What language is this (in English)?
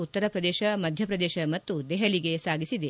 Kannada